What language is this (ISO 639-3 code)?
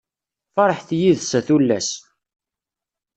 kab